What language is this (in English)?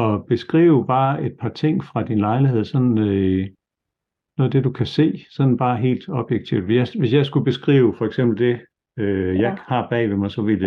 Danish